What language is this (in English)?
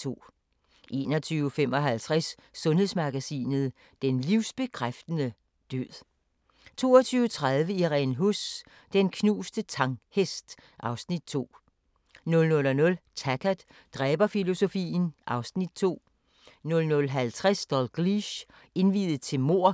Danish